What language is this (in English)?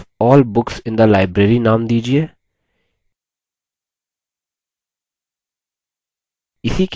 Hindi